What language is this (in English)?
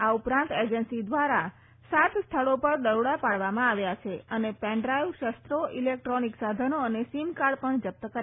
Gujarati